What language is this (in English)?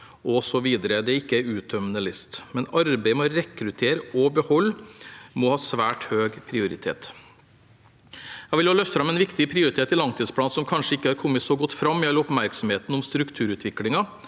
Norwegian